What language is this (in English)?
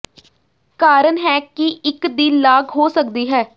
Punjabi